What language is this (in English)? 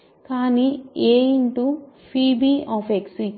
Telugu